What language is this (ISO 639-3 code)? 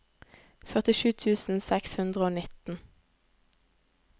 nor